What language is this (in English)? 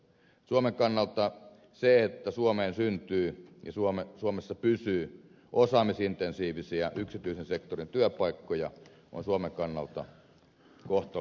Finnish